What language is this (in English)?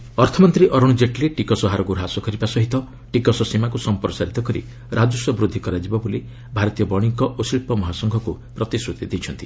Odia